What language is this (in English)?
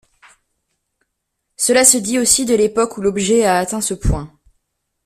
French